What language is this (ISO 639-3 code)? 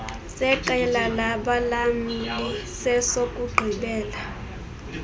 xho